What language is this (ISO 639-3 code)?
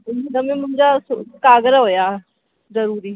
snd